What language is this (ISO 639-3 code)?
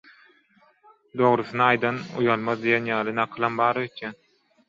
tuk